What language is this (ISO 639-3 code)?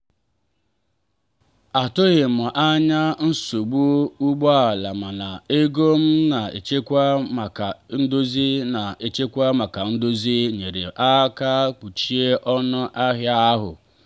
ibo